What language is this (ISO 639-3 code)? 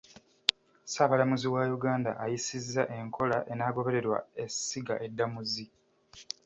lug